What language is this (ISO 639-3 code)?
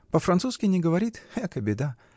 rus